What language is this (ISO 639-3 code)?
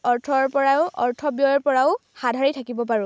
asm